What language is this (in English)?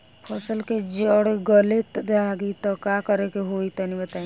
Bhojpuri